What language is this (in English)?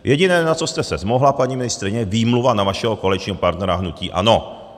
Czech